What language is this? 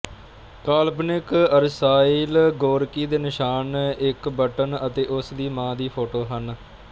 Punjabi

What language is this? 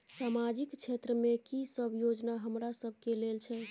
Maithili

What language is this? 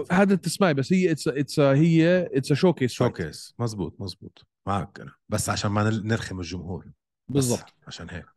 Arabic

